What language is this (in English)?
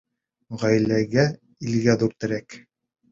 Bashkir